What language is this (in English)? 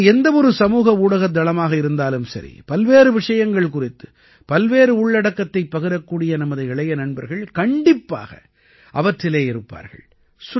Tamil